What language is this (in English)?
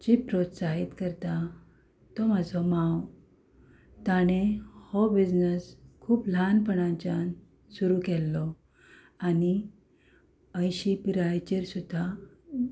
Konkani